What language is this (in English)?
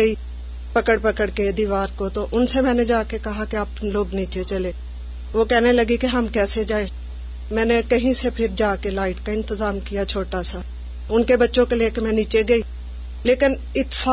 Urdu